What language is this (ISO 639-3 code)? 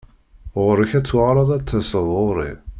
kab